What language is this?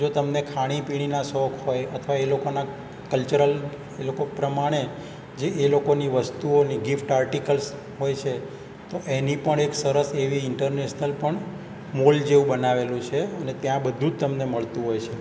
Gujarati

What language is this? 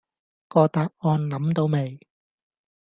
Cantonese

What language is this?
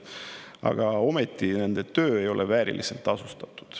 Estonian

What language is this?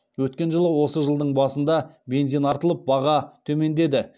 Kazakh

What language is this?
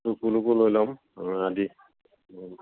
Assamese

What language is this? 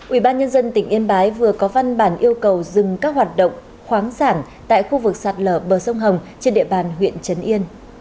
Vietnamese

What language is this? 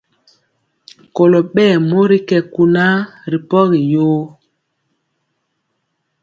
Mpiemo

